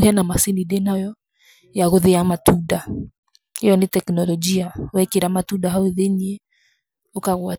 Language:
Kikuyu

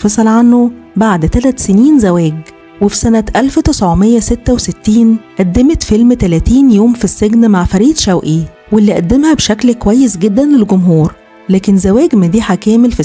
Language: Arabic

